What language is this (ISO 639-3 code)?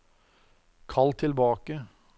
nor